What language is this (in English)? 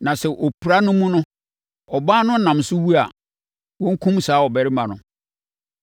Akan